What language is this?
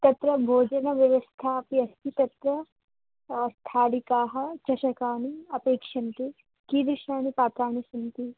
Sanskrit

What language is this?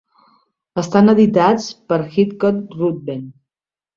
Catalan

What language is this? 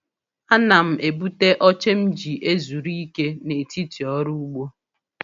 Igbo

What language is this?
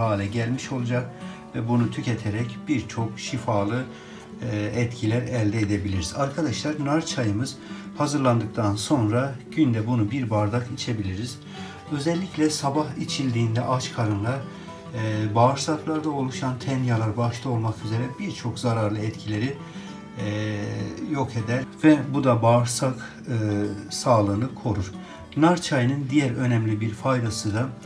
Turkish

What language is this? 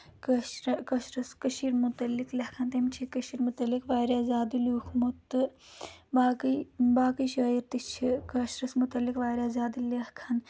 Kashmiri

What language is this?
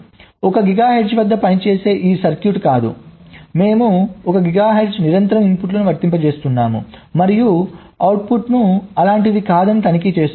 Telugu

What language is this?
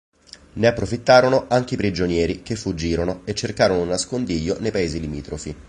Italian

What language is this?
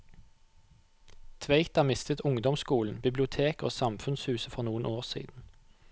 Norwegian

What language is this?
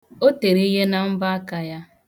Igbo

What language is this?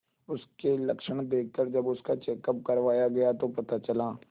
Hindi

